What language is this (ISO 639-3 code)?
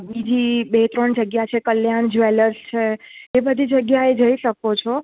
guj